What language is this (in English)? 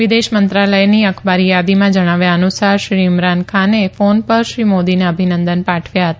Gujarati